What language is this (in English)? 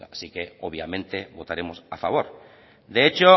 Spanish